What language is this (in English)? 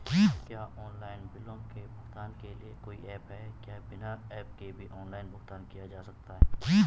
Hindi